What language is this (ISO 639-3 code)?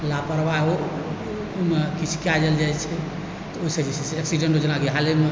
mai